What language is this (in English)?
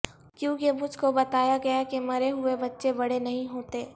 Urdu